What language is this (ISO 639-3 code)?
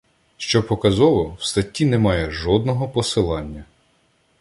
ukr